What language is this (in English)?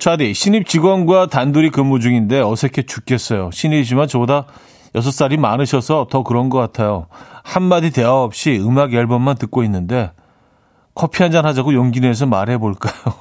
Korean